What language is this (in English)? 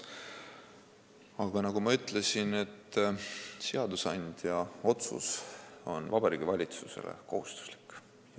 Estonian